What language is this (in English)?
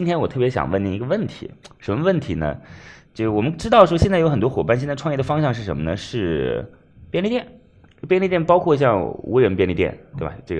Chinese